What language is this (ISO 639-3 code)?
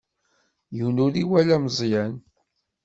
kab